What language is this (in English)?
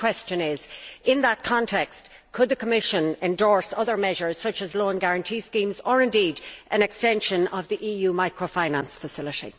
English